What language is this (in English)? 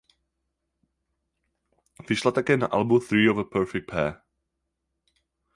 Czech